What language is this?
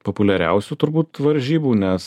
Lithuanian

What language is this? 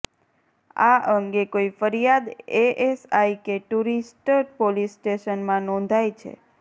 Gujarati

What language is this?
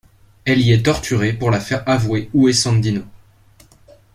French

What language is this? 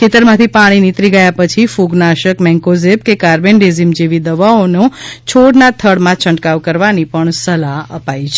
Gujarati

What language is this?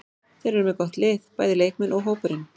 Icelandic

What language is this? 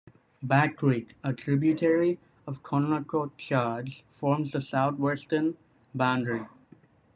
English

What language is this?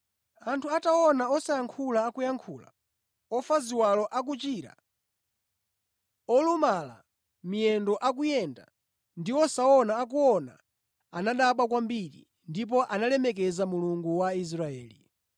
Nyanja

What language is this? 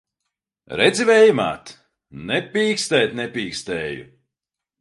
Latvian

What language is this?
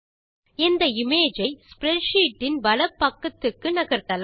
Tamil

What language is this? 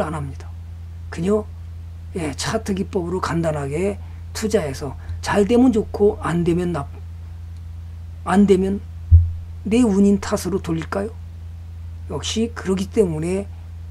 Korean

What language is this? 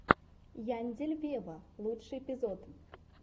Russian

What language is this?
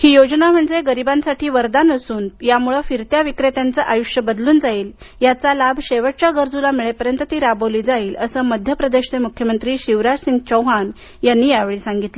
Marathi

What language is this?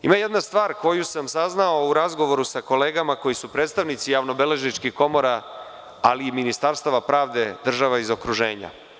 Serbian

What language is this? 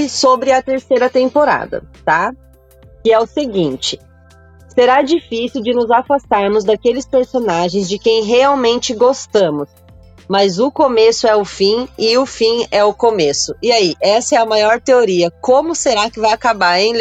Portuguese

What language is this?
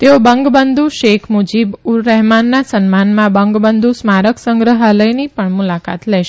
Gujarati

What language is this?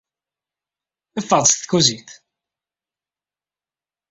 Kabyle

